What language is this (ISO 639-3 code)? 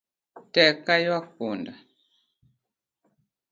luo